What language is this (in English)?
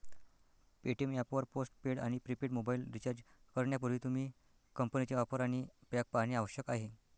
Marathi